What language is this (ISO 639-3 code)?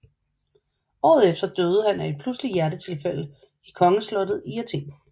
dan